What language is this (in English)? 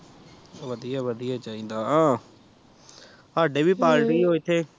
Punjabi